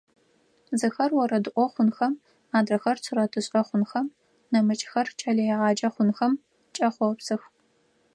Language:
Adyghe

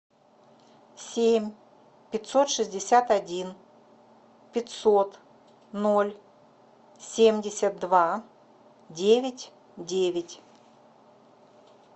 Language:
Russian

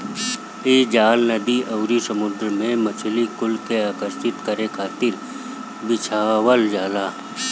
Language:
Bhojpuri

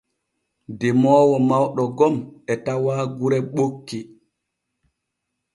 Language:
Borgu Fulfulde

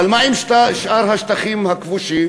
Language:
Hebrew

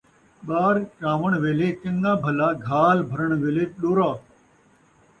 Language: Saraiki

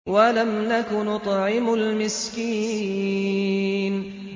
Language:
Arabic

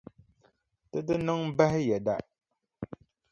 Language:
Dagbani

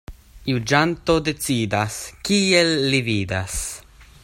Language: Esperanto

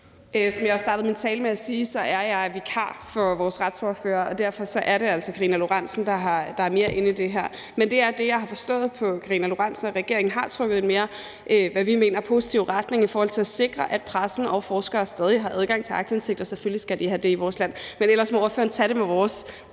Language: Danish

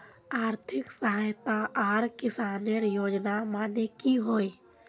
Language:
Magahi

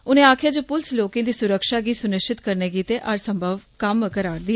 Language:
Dogri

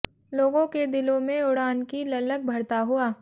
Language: Hindi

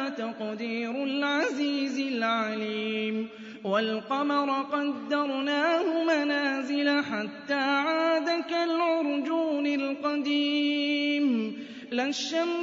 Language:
Arabic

